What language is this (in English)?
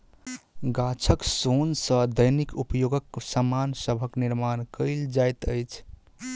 Maithili